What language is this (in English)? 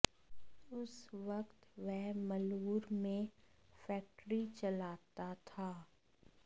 Hindi